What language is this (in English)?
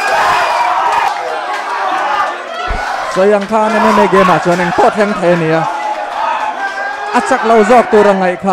Thai